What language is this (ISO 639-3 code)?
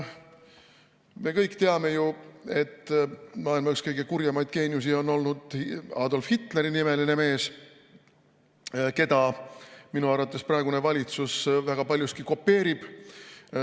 est